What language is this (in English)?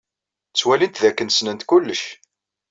Kabyle